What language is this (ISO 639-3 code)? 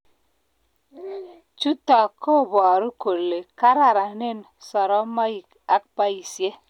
kln